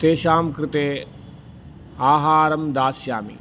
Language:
Sanskrit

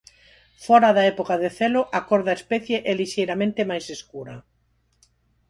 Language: Galician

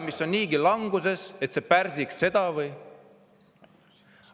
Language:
Estonian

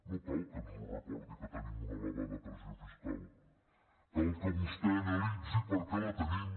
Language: Catalan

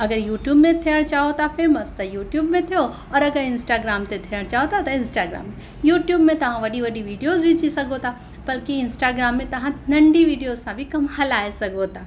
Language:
Sindhi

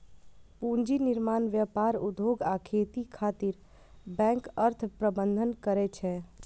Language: Maithili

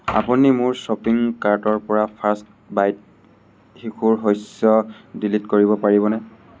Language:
Assamese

